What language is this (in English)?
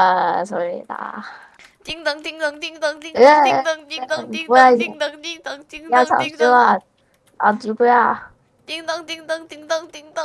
Korean